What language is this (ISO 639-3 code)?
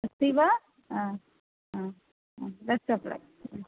san